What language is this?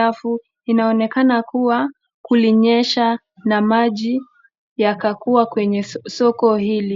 Swahili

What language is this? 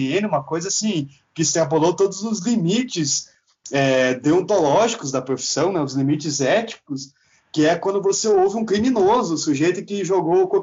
Portuguese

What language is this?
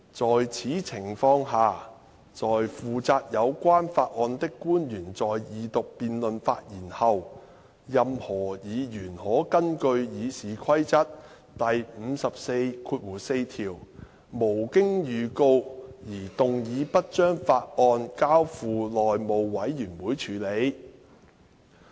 Cantonese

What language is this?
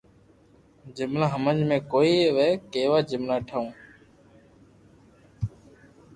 Loarki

